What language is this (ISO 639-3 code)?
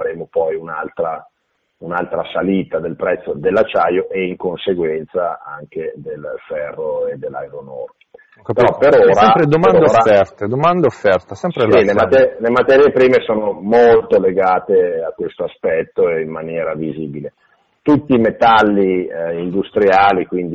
ita